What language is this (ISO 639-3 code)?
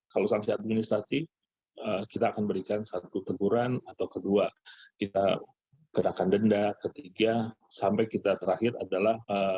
ind